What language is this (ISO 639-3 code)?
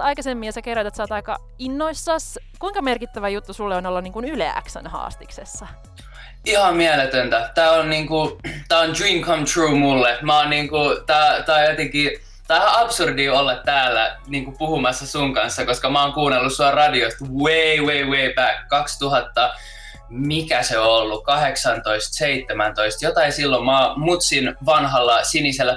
fin